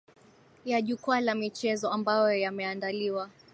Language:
Swahili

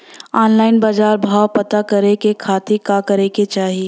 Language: Bhojpuri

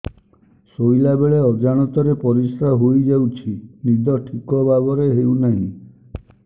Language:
Odia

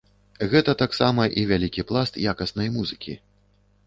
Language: Belarusian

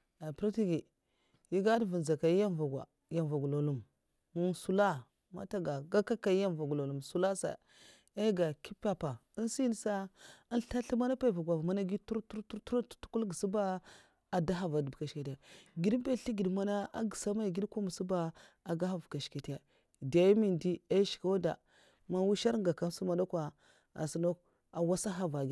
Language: Mafa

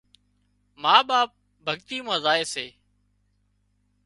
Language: Wadiyara Koli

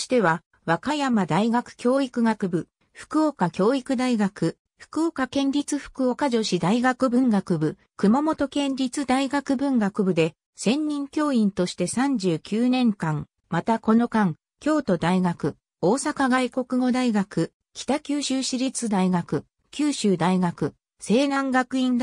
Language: Japanese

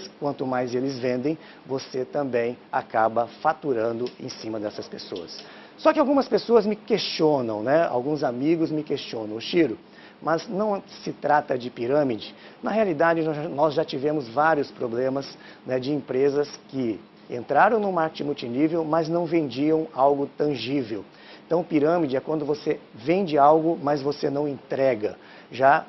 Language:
Portuguese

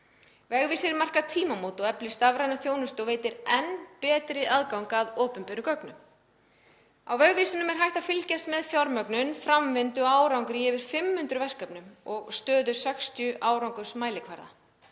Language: Icelandic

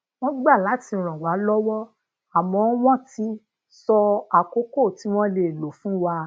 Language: Yoruba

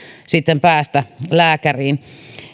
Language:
Finnish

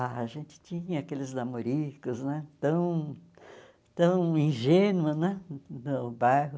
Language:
Portuguese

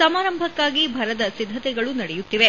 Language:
Kannada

